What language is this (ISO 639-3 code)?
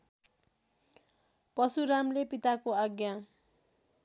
nep